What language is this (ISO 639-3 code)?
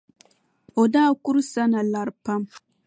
dag